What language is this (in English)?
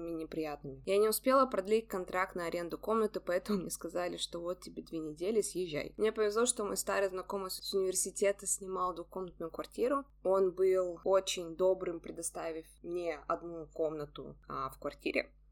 Russian